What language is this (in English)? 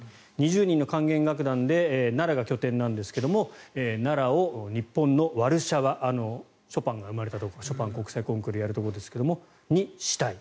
Japanese